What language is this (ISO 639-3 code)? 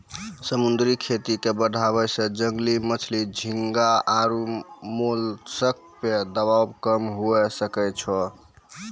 mai